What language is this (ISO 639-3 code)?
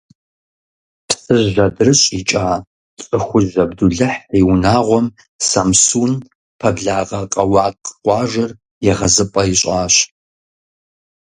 kbd